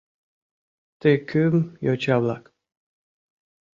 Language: Mari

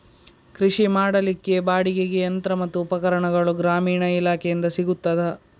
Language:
Kannada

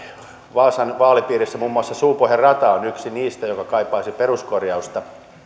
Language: Finnish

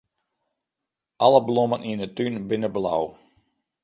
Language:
Western Frisian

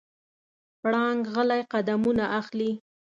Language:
Pashto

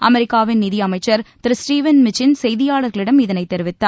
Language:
Tamil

